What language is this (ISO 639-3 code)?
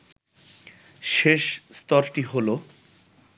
ben